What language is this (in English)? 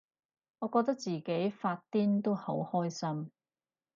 Cantonese